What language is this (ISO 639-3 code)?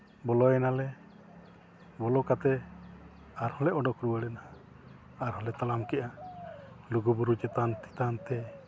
sat